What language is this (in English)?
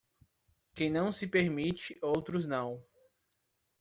Portuguese